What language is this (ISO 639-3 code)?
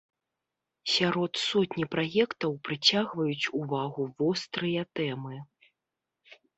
bel